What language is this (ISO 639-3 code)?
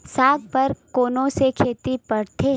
hne